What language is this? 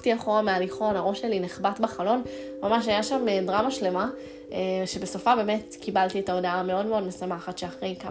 Hebrew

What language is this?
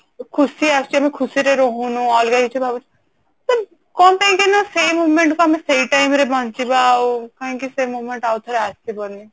Odia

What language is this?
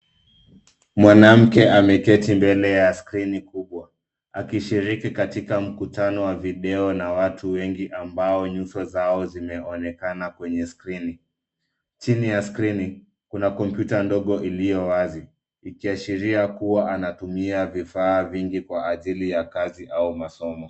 Swahili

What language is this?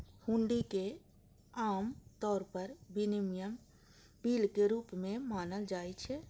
Maithili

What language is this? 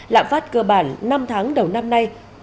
Vietnamese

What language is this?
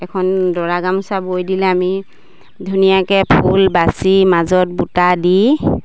Assamese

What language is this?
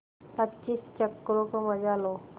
Hindi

